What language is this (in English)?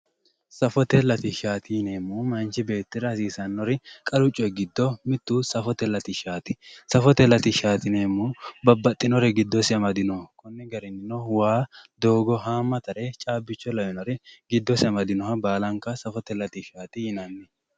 Sidamo